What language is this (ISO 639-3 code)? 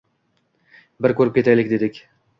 uzb